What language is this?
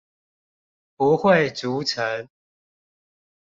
Chinese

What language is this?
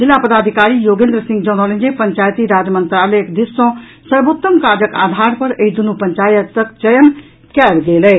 Maithili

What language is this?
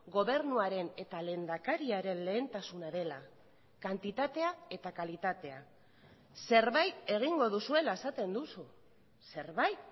Basque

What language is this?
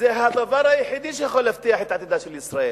Hebrew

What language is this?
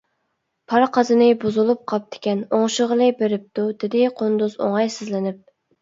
Uyghur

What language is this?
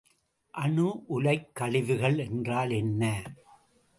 Tamil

